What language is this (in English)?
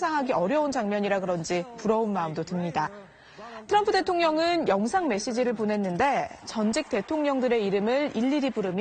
Korean